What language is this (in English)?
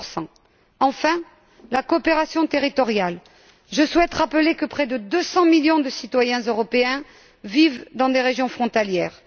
French